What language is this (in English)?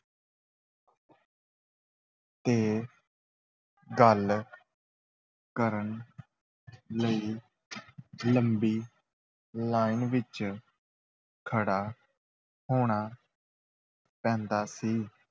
Punjabi